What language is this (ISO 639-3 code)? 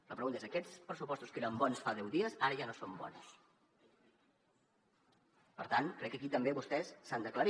cat